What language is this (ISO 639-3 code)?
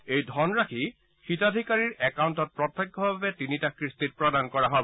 asm